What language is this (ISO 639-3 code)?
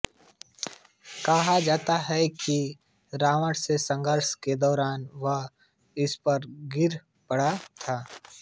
hin